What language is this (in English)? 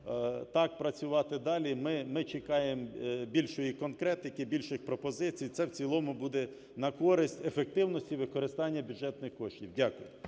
Ukrainian